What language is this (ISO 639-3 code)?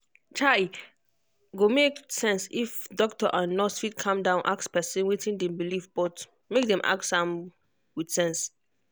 pcm